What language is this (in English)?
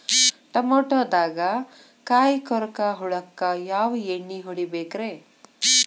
Kannada